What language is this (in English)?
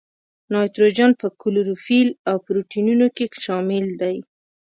Pashto